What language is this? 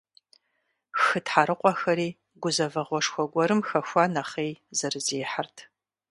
Kabardian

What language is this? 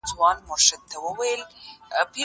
Pashto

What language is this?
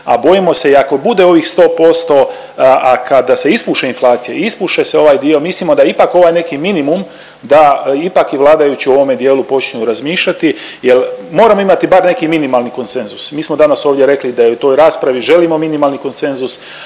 Croatian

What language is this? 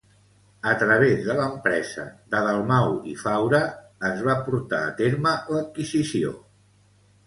Catalan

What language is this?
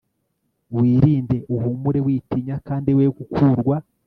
Kinyarwanda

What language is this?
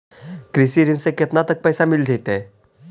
Magahi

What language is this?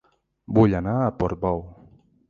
Catalan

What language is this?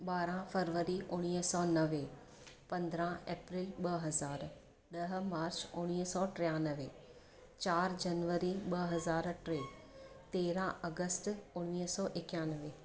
Sindhi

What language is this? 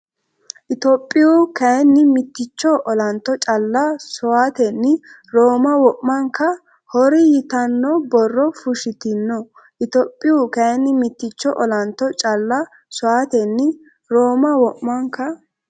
Sidamo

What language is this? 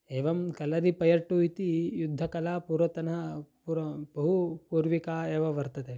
Sanskrit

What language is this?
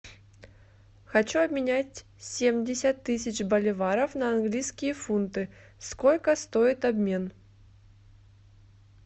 Russian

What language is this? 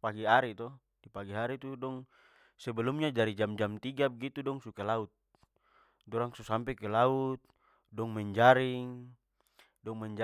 Papuan Malay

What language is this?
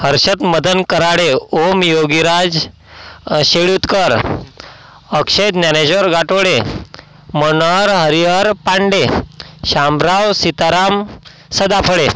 Marathi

